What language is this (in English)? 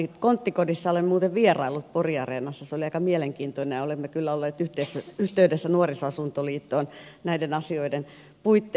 Finnish